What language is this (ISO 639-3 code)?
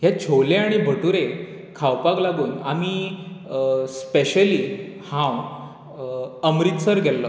kok